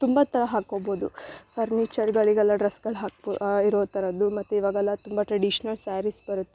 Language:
Kannada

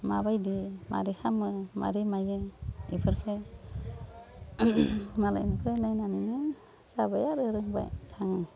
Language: Bodo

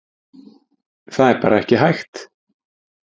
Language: Icelandic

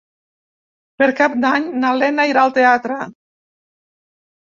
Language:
Catalan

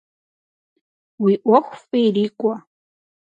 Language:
Kabardian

